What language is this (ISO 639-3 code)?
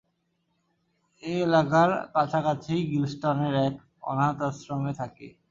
ben